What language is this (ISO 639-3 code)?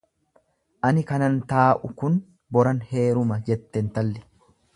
orm